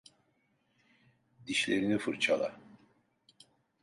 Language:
Turkish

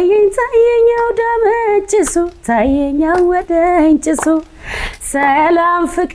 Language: Arabic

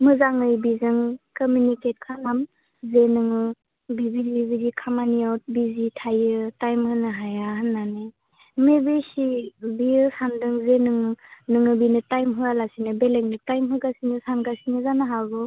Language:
Bodo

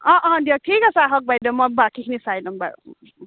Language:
Assamese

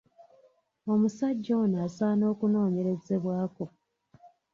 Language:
Ganda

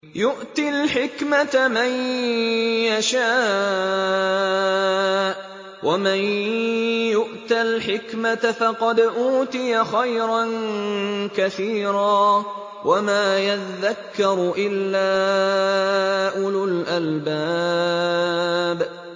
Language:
Arabic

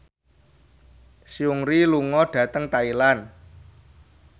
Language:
Javanese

